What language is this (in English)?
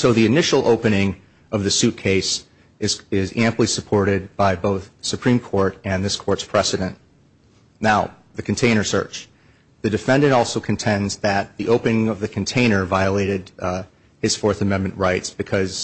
English